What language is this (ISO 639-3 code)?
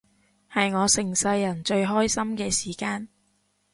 yue